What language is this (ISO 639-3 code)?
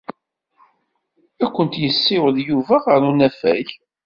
kab